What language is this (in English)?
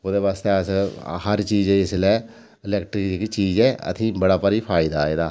Dogri